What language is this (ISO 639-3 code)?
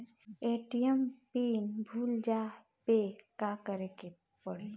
bho